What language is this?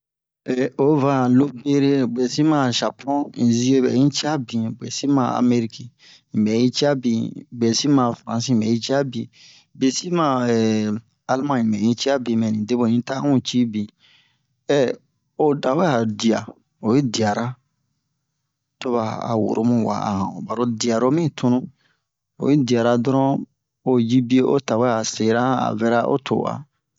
Bomu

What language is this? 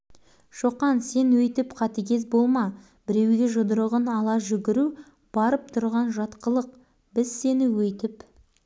Kazakh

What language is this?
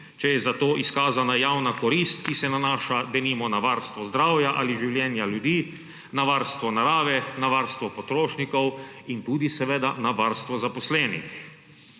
Slovenian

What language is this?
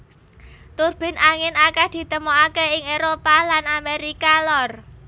Javanese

